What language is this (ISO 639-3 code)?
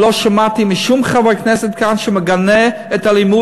heb